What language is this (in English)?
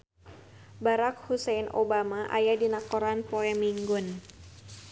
Sundanese